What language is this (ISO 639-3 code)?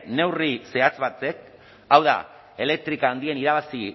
eus